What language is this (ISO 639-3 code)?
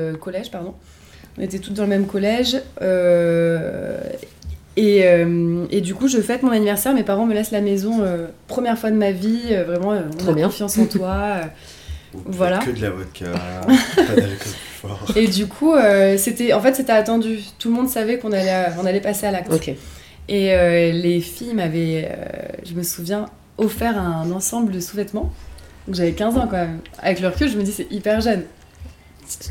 fra